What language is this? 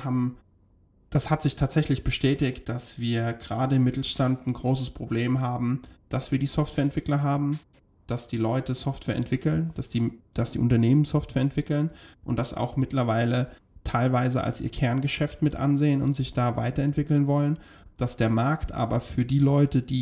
German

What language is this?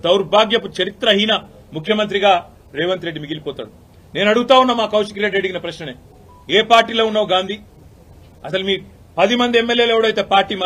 Telugu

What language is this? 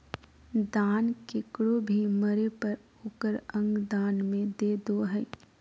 Magahi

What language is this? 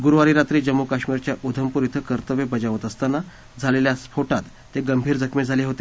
Marathi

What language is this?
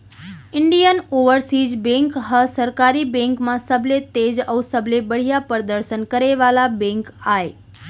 Chhattisgarhi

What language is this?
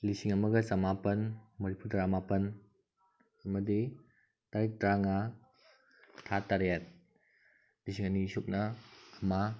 Manipuri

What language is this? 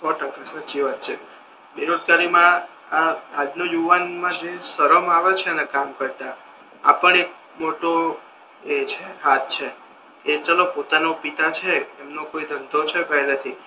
Gujarati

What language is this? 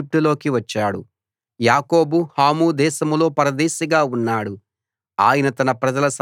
Telugu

